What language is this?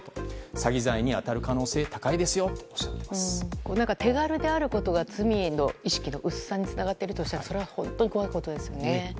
Japanese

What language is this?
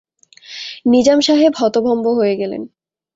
Bangla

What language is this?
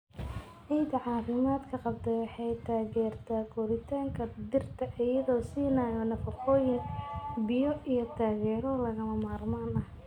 Somali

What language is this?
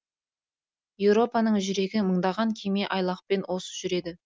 Kazakh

